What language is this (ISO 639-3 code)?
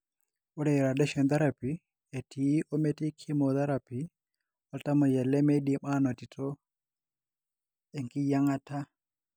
mas